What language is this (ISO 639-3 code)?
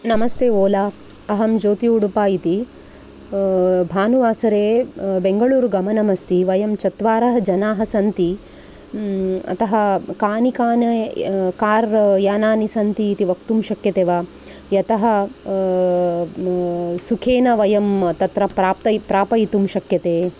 san